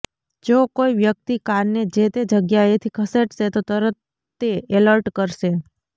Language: Gujarati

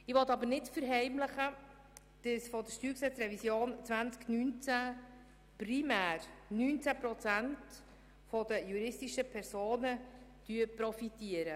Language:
Swiss German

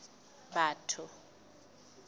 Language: Southern Sotho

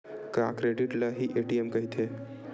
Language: Chhattisgarhi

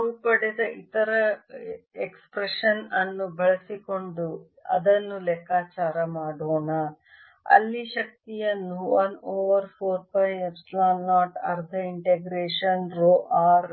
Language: Kannada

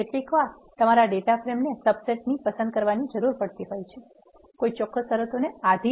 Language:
Gujarati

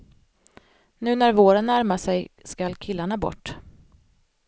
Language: Swedish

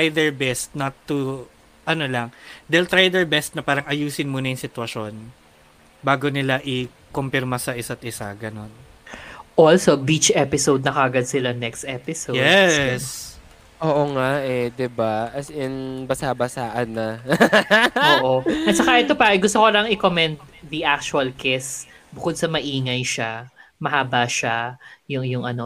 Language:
Filipino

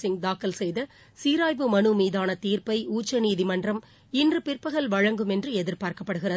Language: Tamil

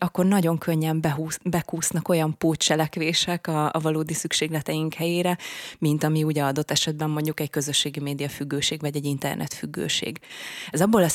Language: Hungarian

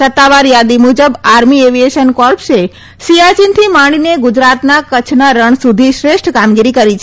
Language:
Gujarati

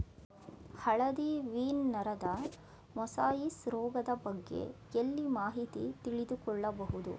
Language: Kannada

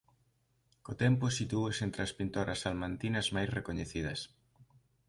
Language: Galician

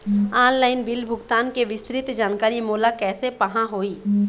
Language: Chhattisgarhi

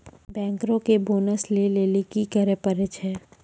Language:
Maithili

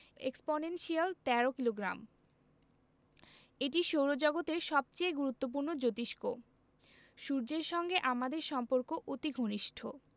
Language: Bangla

